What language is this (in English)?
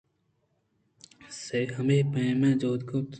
Eastern Balochi